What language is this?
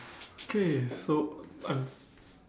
English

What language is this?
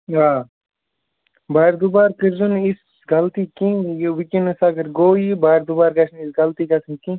Kashmiri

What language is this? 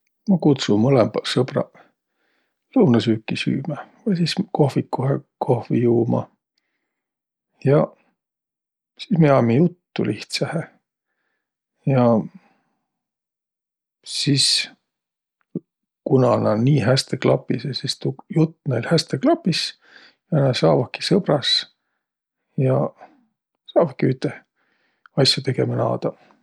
Võro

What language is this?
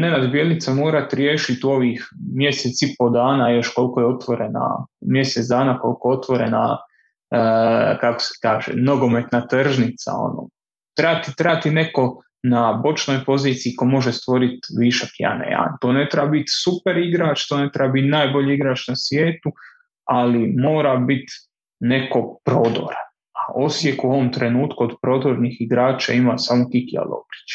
Croatian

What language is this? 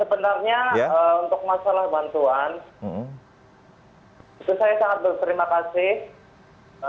Indonesian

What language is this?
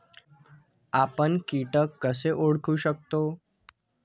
Marathi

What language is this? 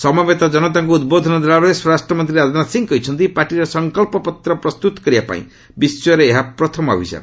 Odia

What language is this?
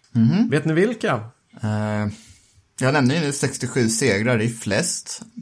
Swedish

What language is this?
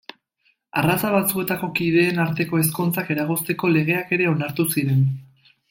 Basque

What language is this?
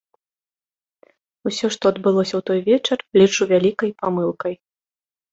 Belarusian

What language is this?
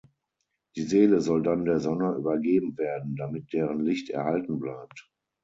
German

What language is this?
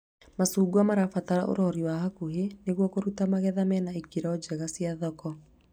Kikuyu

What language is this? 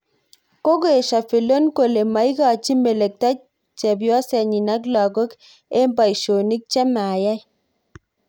Kalenjin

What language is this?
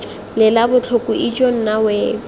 Tswana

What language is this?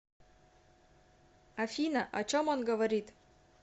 Russian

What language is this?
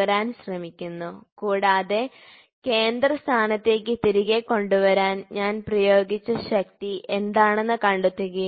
Malayalam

